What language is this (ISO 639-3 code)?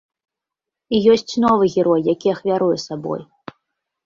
bel